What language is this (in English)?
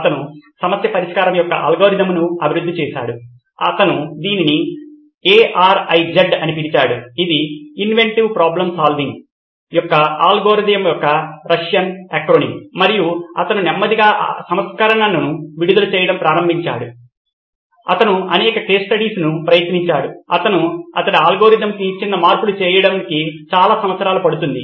Telugu